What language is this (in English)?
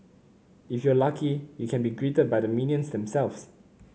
English